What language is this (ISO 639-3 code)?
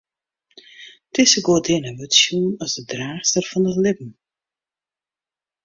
fry